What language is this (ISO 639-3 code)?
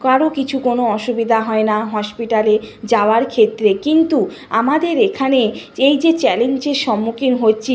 ben